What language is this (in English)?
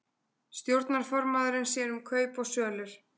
Icelandic